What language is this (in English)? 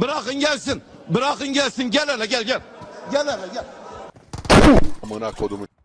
Turkish